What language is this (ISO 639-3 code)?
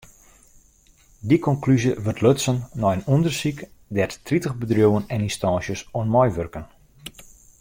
fry